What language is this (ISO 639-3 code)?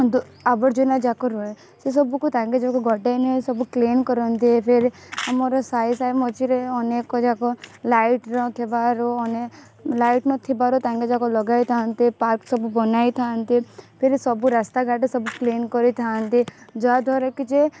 ori